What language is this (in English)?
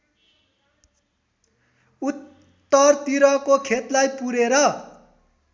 Nepali